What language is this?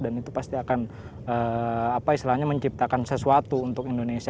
Indonesian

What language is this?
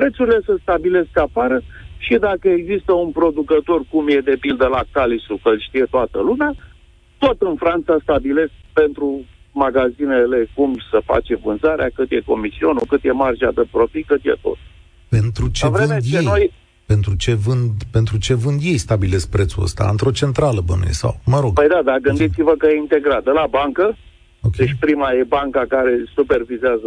Romanian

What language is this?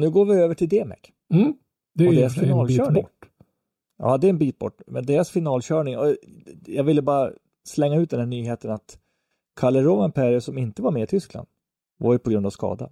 Swedish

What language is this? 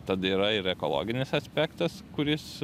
Lithuanian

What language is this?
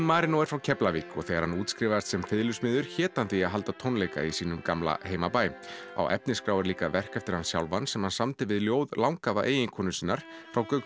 Icelandic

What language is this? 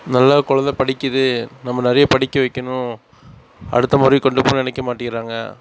Tamil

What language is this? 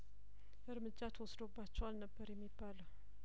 Amharic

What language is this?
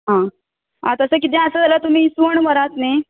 Konkani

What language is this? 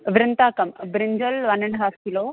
Sanskrit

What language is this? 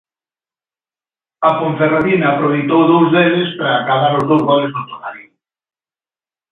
Galician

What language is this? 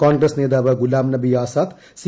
Malayalam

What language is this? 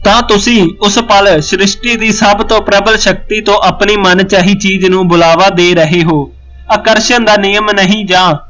Punjabi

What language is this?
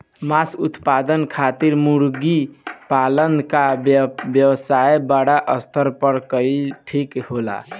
Bhojpuri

